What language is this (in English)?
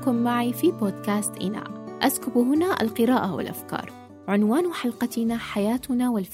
Arabic